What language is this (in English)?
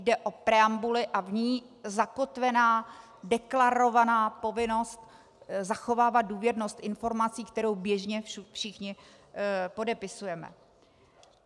Czech